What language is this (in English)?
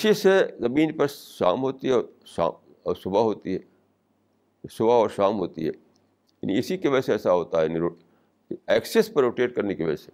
Urdu